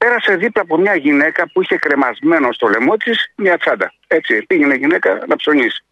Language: Greek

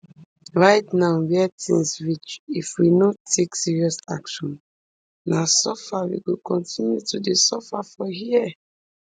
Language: Nigerian Pidgin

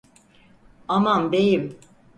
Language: Turkish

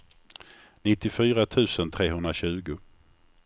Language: Swedish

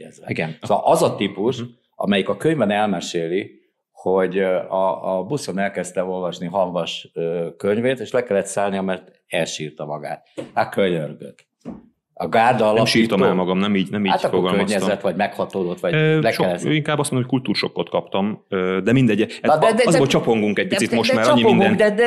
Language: Hungarian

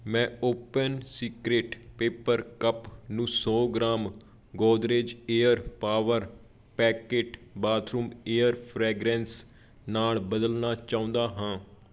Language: Punjabi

